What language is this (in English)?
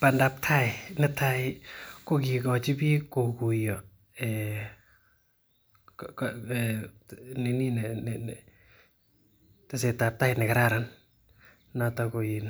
Kalenjin